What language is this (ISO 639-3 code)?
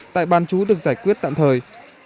vie